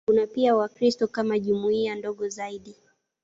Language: Swahili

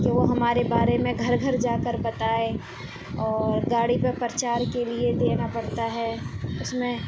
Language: Urdu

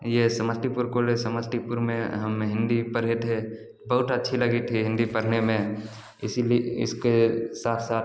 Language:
Hindi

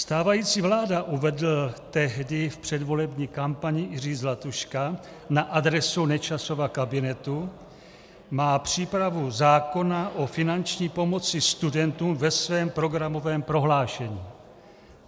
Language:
Czech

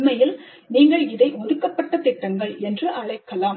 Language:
Tamil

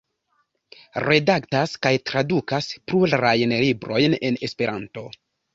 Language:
Esperanto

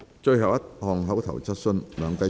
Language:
Cantonese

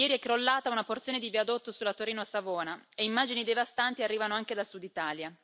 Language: Italian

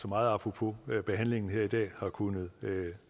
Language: Danish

